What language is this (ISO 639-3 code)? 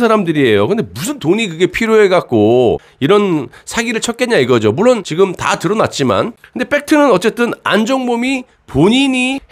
kor